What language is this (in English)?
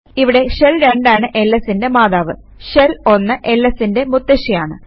Malayalam